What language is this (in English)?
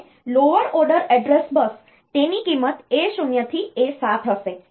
Gujarati